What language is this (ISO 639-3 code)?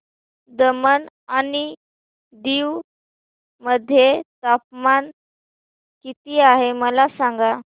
mar